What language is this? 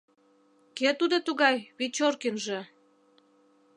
Mari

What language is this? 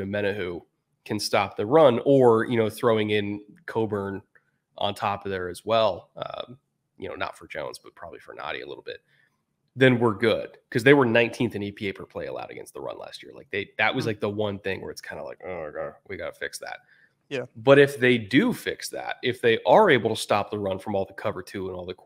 English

